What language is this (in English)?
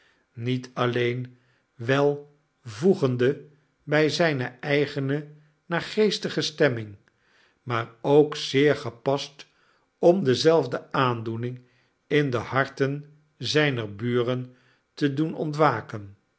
Dutch